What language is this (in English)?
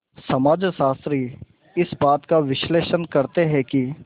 Hindi